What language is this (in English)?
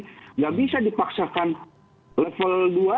Indonesian